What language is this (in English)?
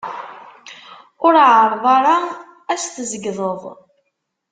Kabyle